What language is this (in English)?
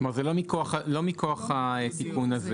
Hebrew